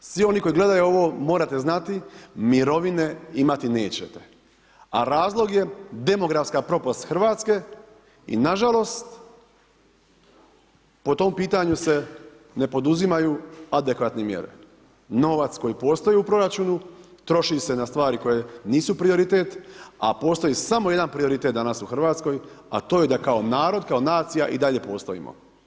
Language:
Croatian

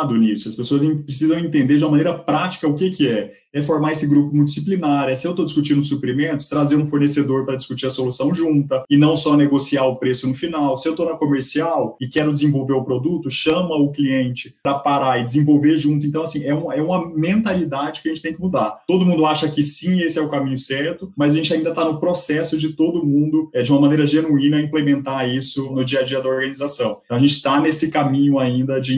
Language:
Portuguese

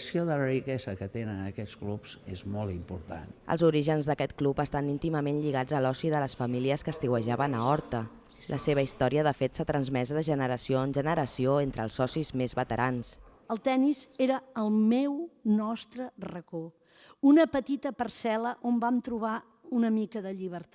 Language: Catalan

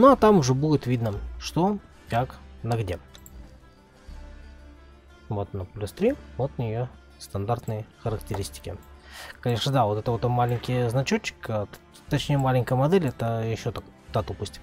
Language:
Russian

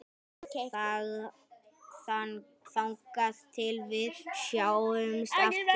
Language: Icelandic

